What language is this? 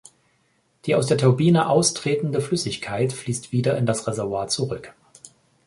German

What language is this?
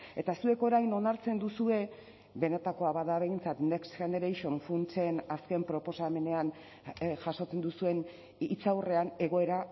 Basque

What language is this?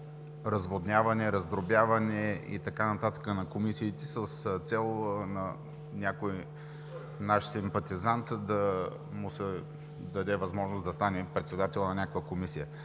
Bulgarian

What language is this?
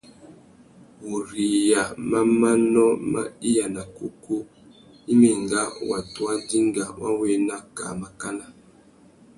Tuki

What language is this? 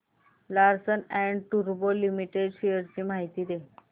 Marathi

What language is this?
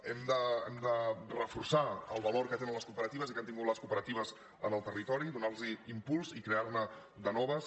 Catalan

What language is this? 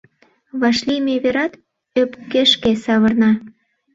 Mari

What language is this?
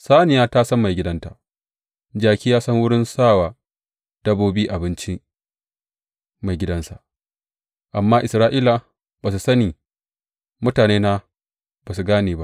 Hausa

